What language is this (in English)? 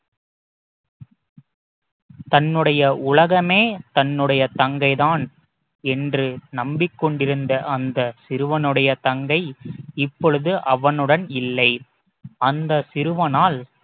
Tamil